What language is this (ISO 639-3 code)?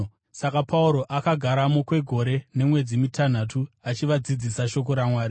sna